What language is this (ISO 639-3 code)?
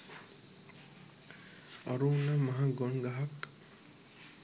sin